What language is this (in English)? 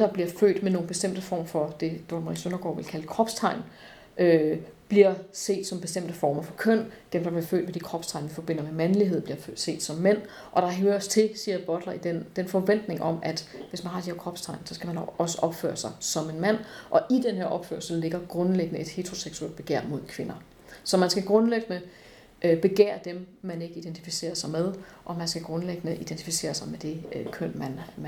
Danish